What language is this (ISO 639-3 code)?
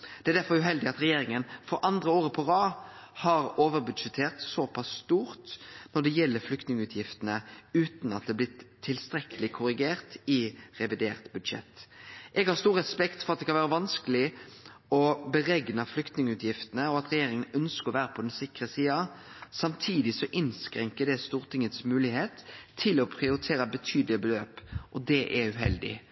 nno